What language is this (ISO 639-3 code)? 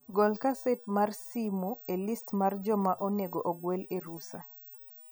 luo